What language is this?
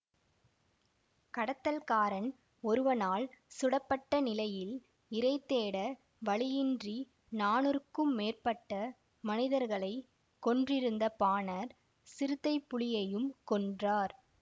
Tamil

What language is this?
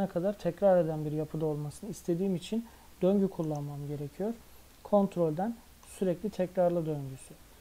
Turkish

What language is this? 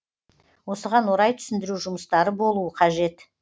Kazakh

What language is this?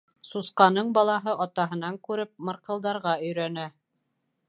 Bashkir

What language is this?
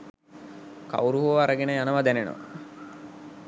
Sinhala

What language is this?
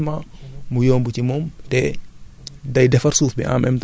Wolof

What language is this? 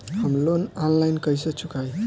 Bhojpuri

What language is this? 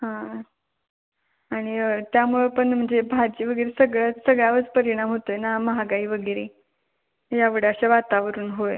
Marathi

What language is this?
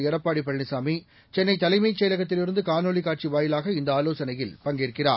Tamil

